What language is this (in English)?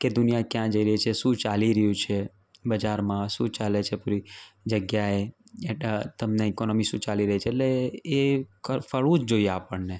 Gujarati